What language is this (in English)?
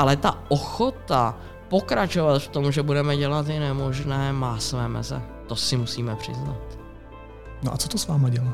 Czech